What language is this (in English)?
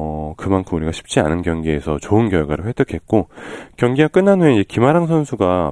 Korean